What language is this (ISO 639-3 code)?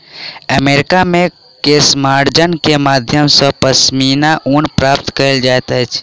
mai